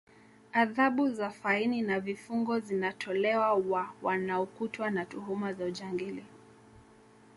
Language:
Swahili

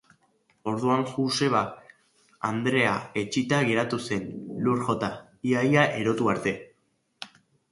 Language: Basque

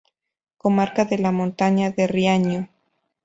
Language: Spanish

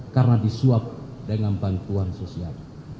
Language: Indonesian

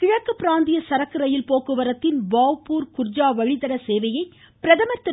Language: Tamil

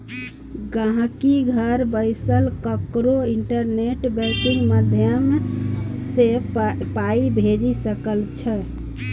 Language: Maithili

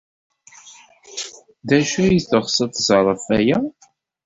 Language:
Kabyle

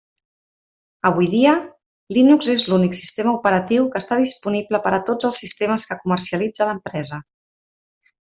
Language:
Catalan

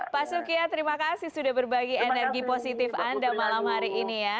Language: Indonesian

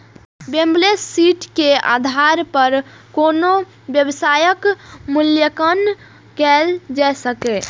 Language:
Maithili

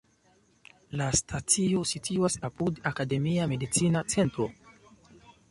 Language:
Esperanto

